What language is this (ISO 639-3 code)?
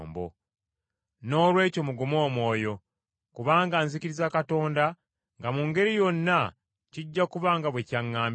lug